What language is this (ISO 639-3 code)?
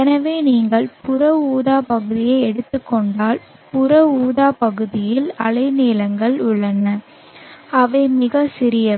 tam